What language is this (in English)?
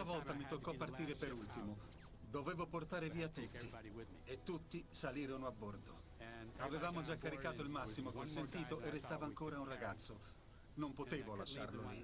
Italian